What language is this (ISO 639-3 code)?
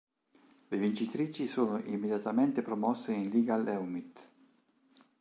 ita